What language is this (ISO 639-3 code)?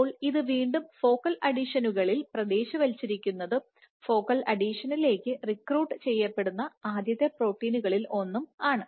mal